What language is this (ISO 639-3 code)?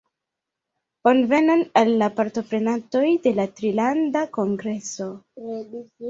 epo